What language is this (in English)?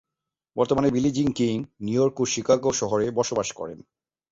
Bangla